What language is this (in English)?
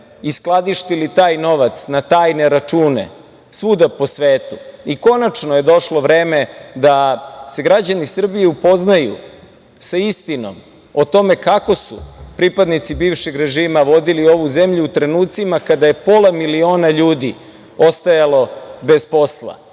Serbian